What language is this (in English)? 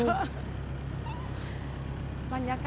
Thai